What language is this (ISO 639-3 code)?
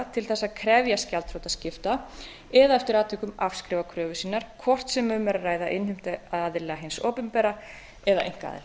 isl